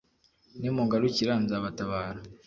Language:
Kinyarwanda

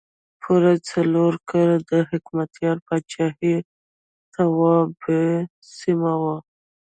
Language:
Pashto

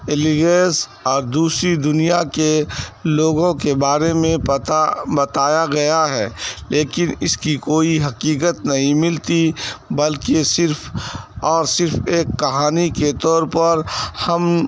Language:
Urdu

